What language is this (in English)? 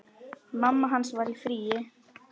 Icelandic